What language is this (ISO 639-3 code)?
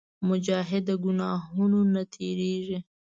pus